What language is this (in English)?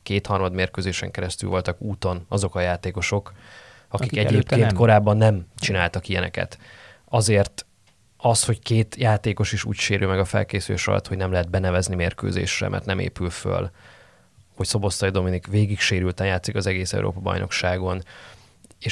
Hungarian